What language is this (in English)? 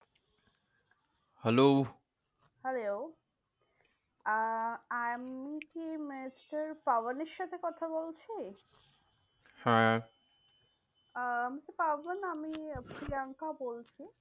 Bangla